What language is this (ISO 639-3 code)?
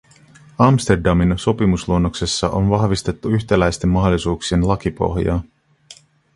fin